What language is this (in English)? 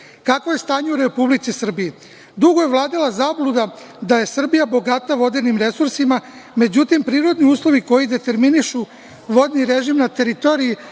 Serbian